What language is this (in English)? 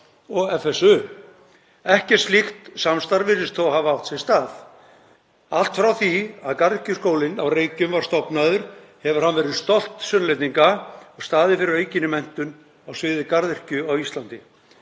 Icelandic